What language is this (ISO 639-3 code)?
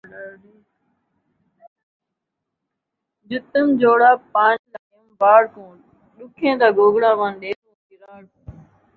skr